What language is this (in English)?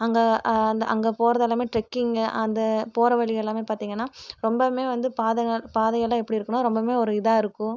Tamil